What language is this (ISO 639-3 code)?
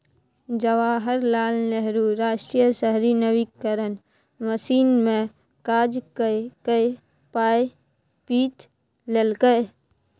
mai